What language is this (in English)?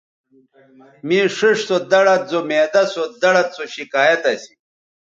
Bateri